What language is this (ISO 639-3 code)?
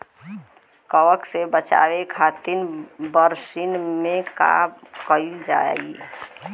bho